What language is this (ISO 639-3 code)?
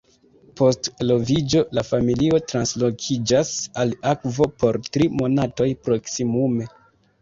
epo